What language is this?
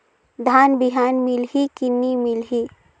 Chhattisgarhi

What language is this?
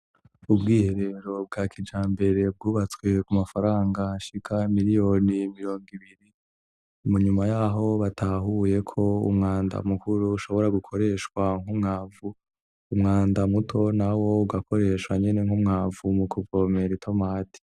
Rundi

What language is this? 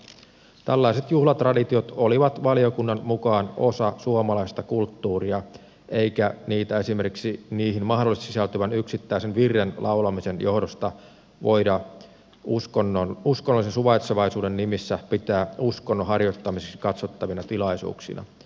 Finnish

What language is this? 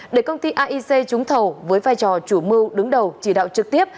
Vietnamese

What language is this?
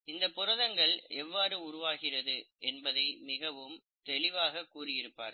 Tamil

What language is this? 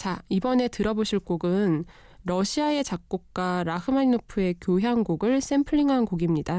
Korean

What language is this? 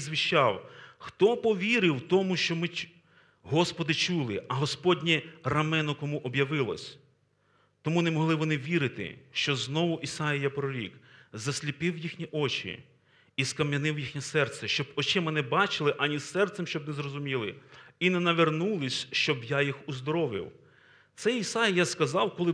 Ukrainian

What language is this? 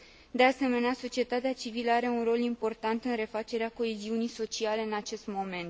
Romanian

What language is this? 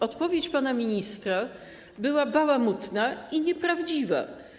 Polish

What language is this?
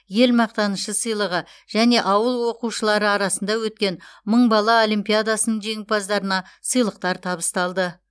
Kazakh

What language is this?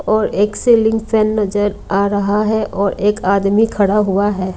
Hindi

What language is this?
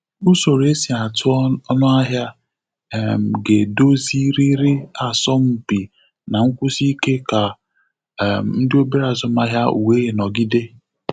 Igbo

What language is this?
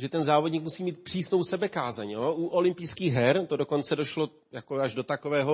Czech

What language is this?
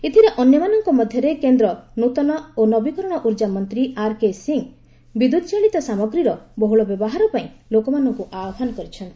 Odia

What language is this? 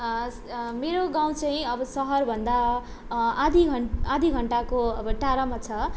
Nepali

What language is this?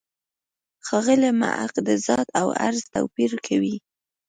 Pashto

